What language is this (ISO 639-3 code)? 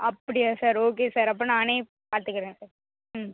tam